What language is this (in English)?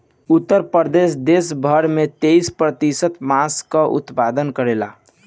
Bhojpuri